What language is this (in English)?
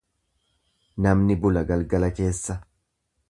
Oromo